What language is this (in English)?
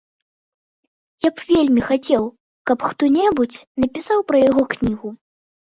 Belarusian